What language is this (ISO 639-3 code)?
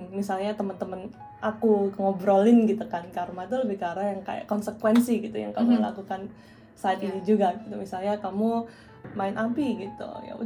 ind